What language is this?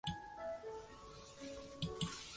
Chinese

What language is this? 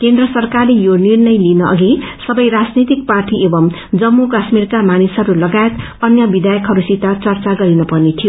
Nepali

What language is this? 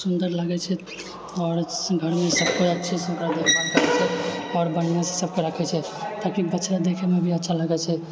Maithili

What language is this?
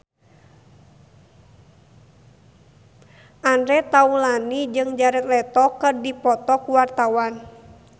Sundanese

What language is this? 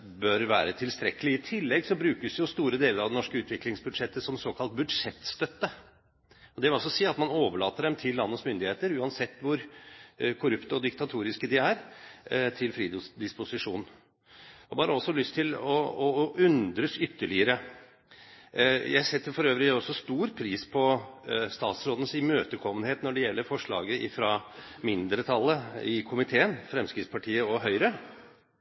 Norwegian Bokmål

